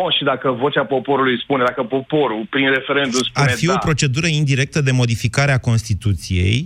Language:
Romanian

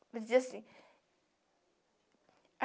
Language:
Portuguese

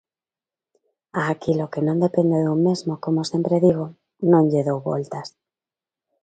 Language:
Galician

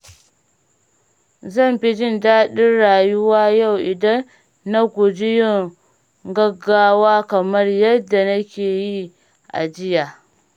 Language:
Hausa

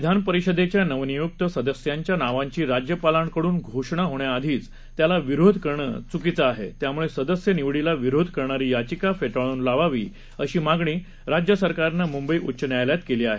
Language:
Marathi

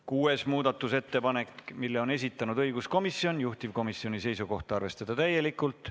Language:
Estonian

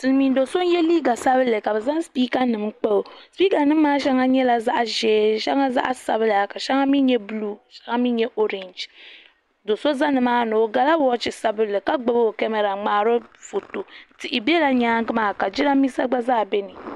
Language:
Dagbani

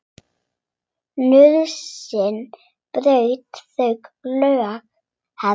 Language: Icelandic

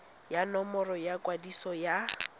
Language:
Tswana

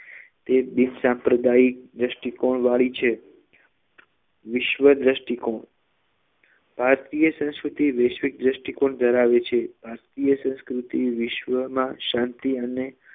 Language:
Gujarati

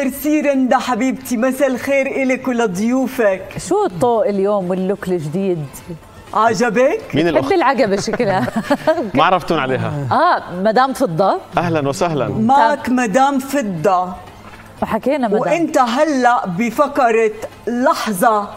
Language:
Arabic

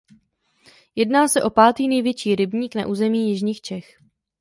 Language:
Czech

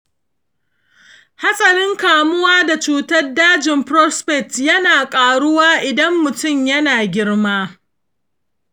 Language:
Hausa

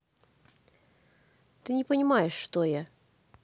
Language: Russian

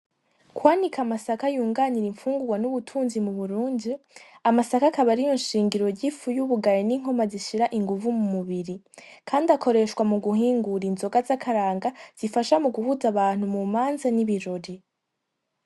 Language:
Rundi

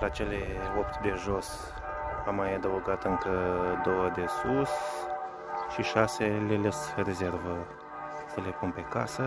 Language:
Romanian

